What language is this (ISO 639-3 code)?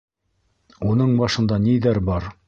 bak